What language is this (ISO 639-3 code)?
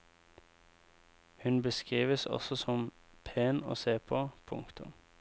nor